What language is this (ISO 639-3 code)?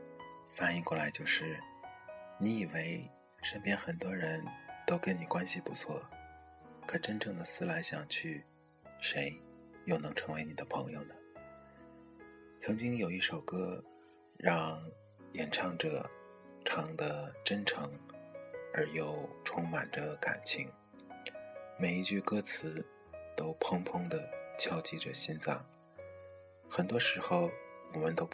zho